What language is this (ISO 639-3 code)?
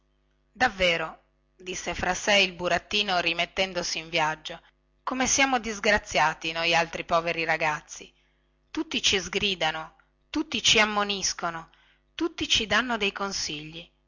ita